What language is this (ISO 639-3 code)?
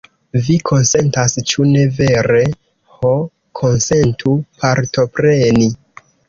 epo